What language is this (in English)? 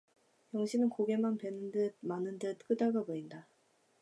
Korean